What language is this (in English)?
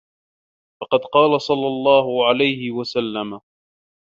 Arabic